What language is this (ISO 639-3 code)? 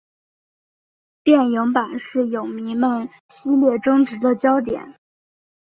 zho